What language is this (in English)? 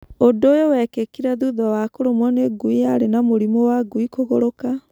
Kikuyu